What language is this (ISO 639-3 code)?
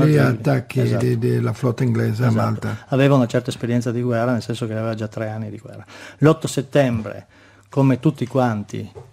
ita